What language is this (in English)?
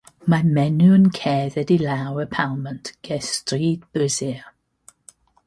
Welsh